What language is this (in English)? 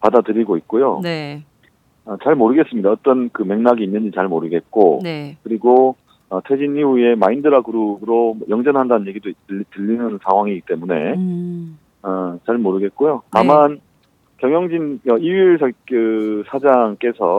Korean